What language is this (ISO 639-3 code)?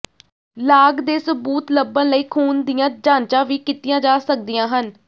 pan